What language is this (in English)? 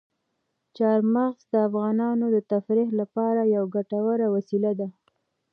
Pashto